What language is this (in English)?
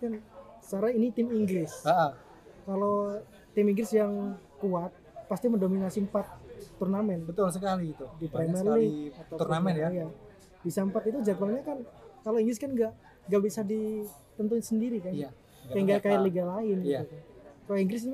Indonesian